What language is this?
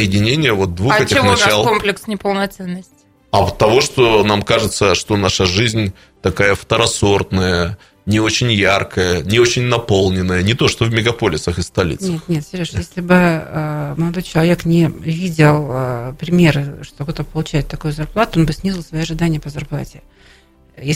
Russian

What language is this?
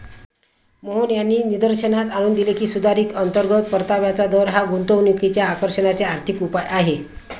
Marathi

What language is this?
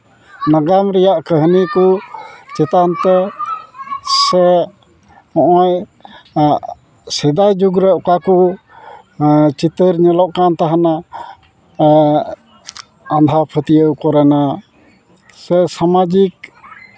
Santali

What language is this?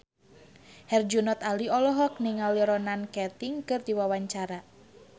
Sundanese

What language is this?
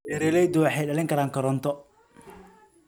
Somali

